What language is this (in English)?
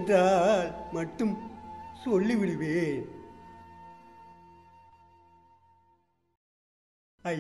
Romanian